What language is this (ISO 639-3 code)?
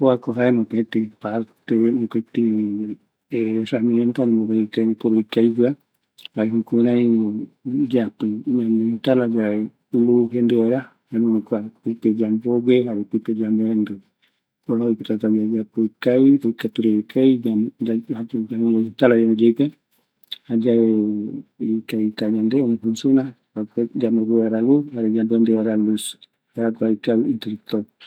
gui